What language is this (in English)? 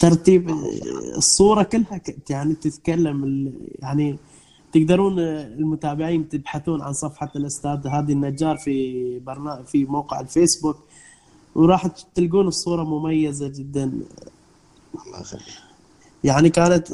Arabic